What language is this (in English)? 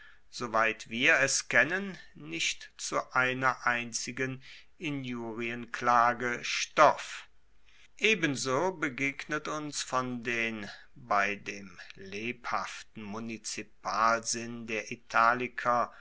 German